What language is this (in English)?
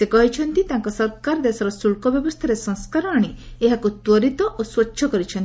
Odia